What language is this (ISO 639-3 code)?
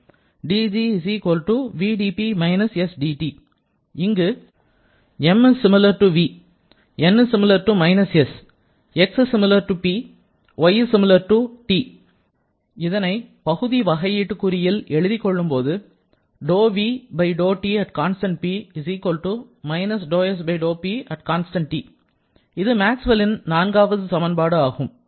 tam